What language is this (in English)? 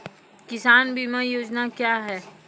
Maithili